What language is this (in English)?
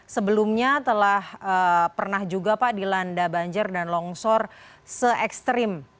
Indonesian